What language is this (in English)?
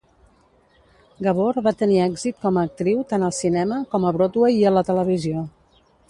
Catalan